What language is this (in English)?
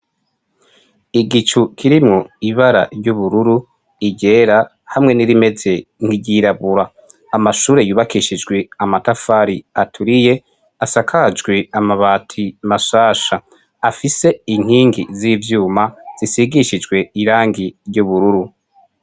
Rundi